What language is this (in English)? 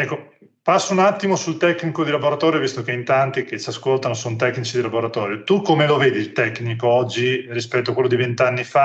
Italian